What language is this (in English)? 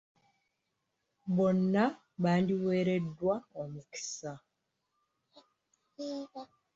Ganda